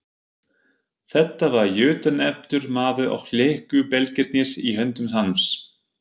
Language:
Icelandic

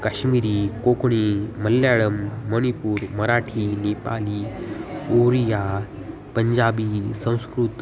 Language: Sanskrit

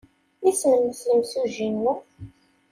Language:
Kabyle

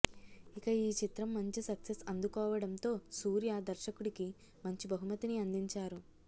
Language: Telugu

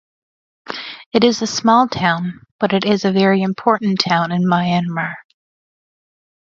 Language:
English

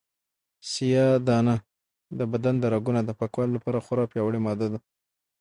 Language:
Pashto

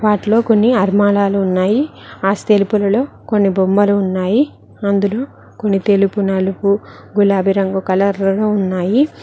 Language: Telugu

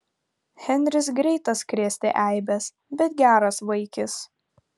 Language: Lithuanian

